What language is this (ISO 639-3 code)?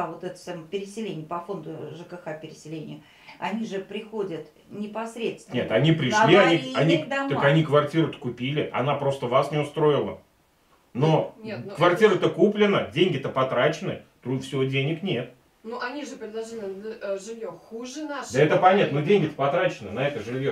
rus